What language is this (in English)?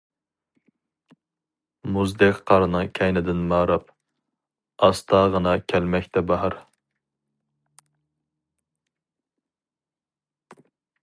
Uyghur